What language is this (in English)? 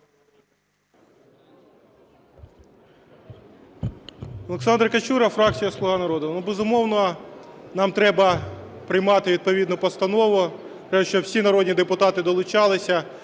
Ukrainian